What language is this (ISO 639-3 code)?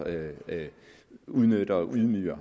dan